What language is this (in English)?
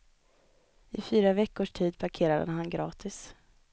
Swedish